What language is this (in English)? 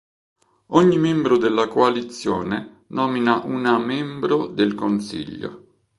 Italian